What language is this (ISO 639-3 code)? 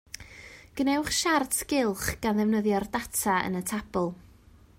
cym